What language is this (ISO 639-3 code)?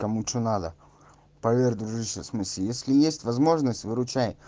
rus